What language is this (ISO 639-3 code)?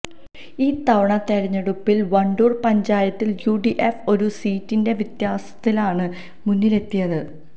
mal